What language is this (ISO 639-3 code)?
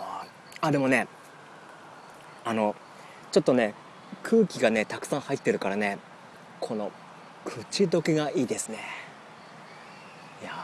jpn